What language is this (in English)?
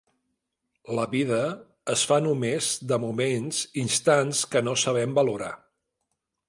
Catalan